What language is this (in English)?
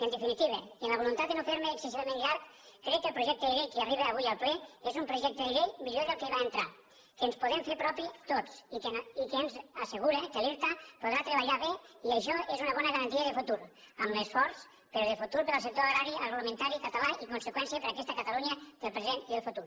Catalan